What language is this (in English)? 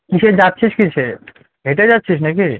Bangla